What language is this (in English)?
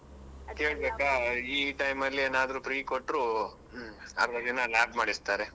Kannada